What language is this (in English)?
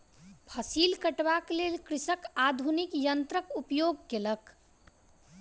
Maithili